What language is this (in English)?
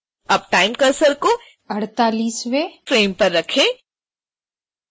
Hindi